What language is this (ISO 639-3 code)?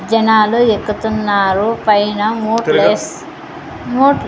tel